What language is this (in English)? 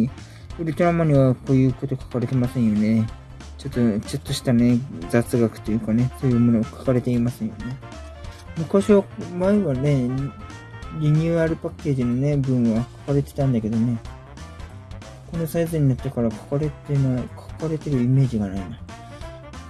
Japanese